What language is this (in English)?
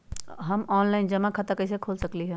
Magahi